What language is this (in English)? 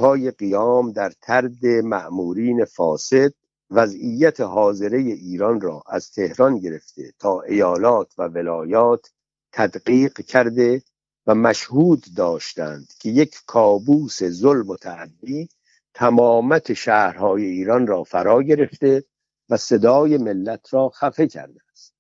Persian